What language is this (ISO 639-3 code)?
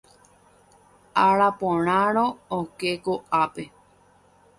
grn